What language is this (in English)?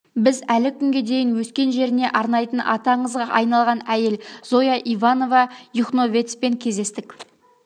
Kazakh